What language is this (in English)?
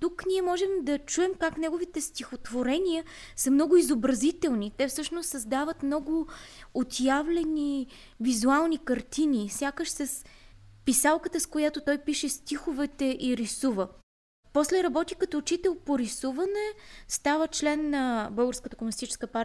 Bulgarian